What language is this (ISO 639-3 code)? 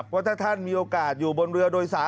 tha